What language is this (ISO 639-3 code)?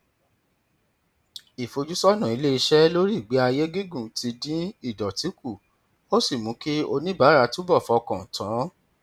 yor